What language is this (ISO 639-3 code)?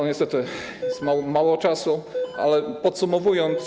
pol